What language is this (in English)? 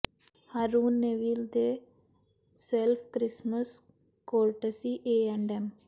Punjabi